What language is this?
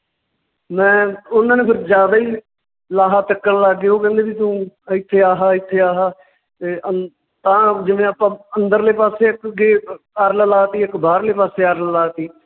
Punjabi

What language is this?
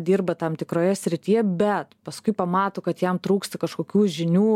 Lithuanian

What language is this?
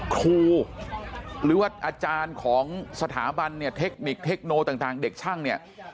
Thai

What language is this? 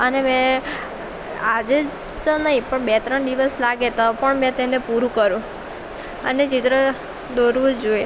Gujarati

